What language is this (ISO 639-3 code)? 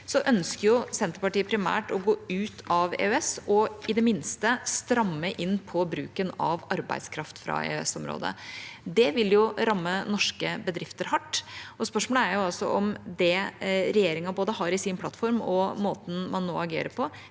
nor